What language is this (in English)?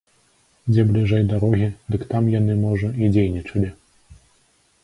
Belarusian